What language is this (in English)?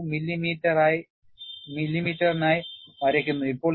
Malayalam